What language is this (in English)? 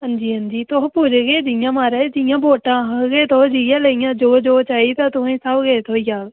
Dogri